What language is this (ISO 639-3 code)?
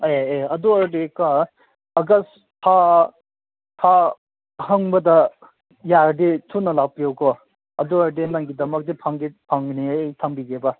mni